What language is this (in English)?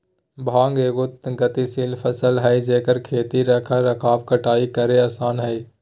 Magahi